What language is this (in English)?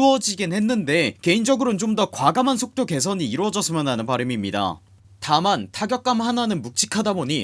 Korean